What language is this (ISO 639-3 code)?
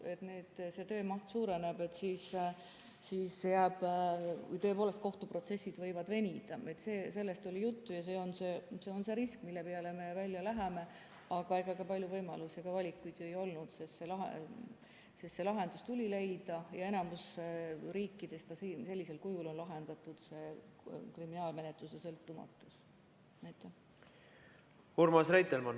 est